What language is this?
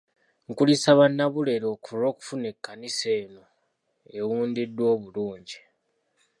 Ganda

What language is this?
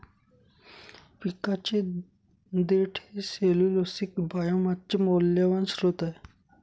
Marathi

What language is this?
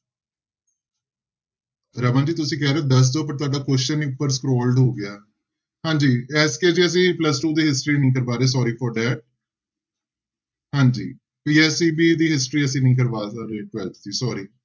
Punjabi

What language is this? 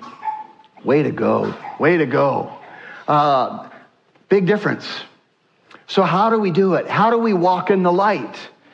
English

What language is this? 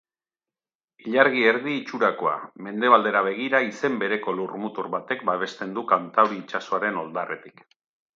Basque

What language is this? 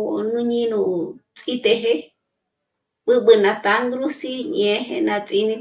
Michoacán Mazahua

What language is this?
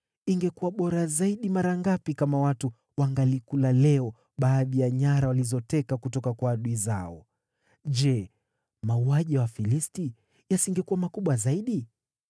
Swahili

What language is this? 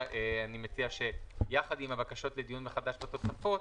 Hebrew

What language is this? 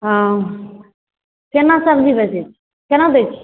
Maithili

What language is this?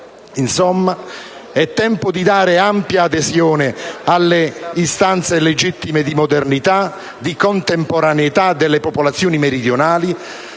Italian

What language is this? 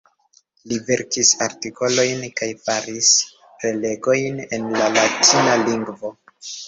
Esperanto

